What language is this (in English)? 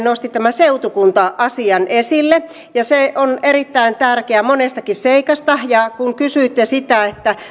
Finnish